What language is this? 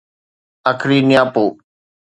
Sindhi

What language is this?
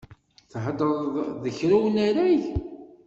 Kabyle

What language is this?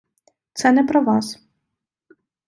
Ukrainian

